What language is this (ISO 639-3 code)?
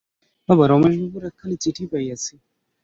ben